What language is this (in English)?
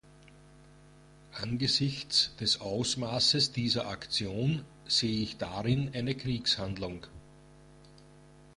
German